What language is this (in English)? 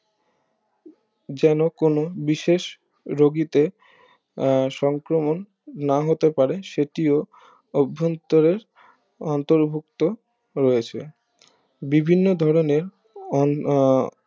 Bangla